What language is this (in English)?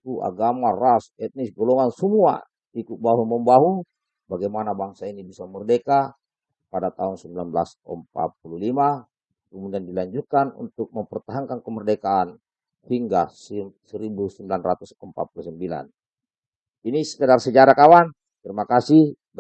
Indonesian